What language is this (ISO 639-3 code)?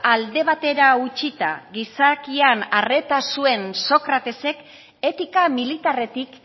eus